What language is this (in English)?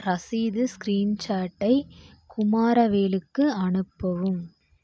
Tamil